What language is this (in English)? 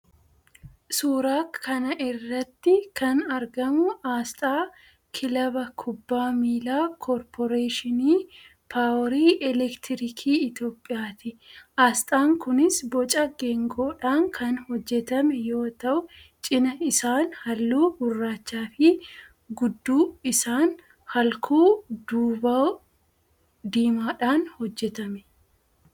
Oromo